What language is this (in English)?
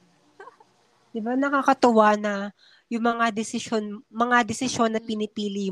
Filipino